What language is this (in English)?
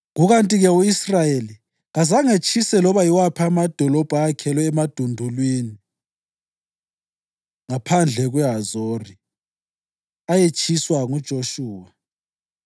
North Ndebele